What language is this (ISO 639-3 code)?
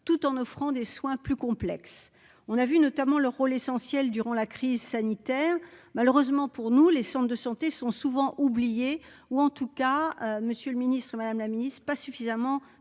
fra